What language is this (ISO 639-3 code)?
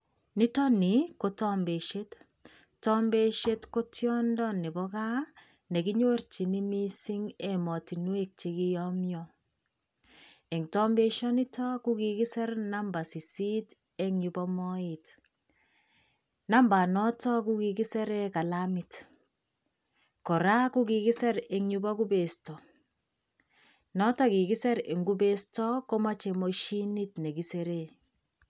kln